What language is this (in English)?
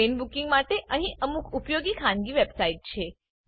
Gujarati